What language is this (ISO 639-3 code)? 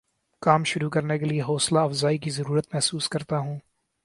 urd